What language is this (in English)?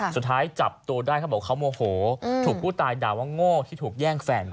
Thai